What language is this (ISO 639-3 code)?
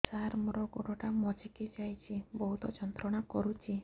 ori